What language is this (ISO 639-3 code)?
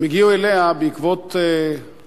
heb